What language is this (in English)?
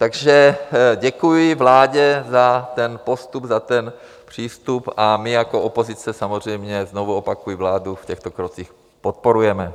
Czech